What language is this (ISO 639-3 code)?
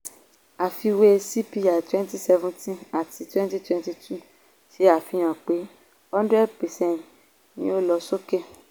yor